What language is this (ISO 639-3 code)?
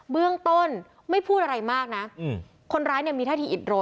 tha